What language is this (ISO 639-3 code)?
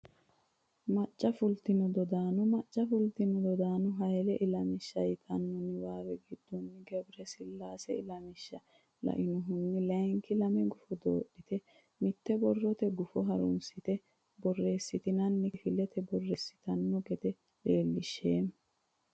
sid